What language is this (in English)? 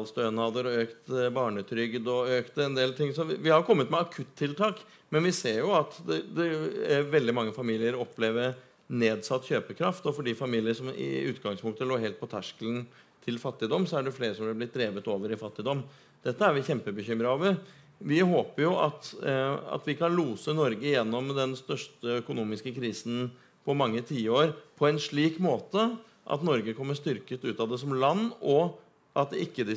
Norwegian